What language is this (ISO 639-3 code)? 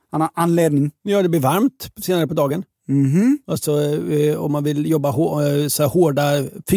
swe